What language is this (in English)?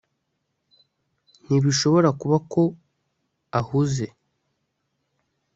Kinyarwanda